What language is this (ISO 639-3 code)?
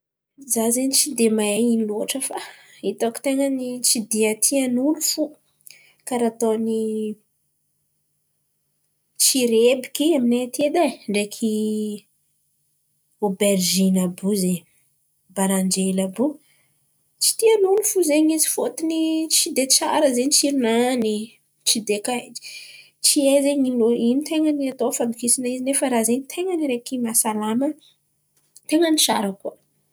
xmv